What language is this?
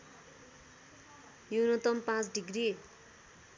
Nepali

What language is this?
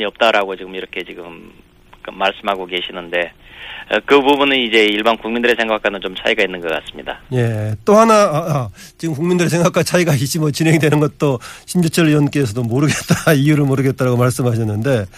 Korean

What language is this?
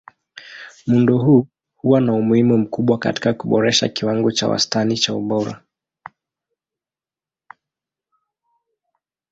Swahili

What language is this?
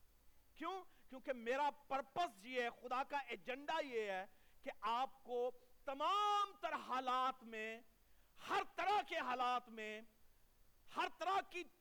Urdu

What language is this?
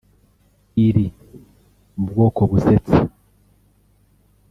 Kinyarwanda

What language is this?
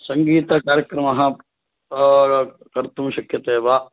Sanskrit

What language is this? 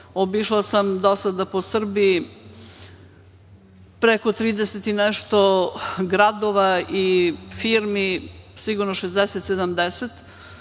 Serbian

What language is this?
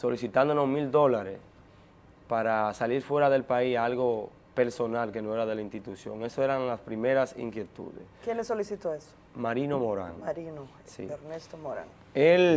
Spanish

